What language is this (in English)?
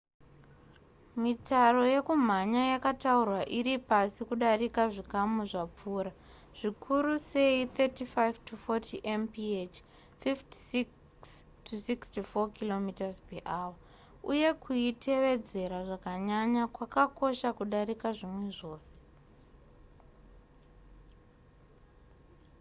Shona